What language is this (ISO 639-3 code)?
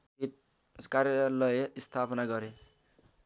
nep